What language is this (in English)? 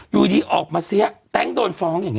Thai